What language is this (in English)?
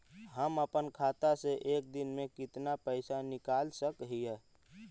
Magahi